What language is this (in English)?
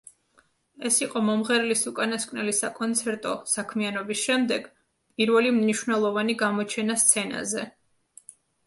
Georgian